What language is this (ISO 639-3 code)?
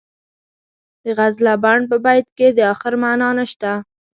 pus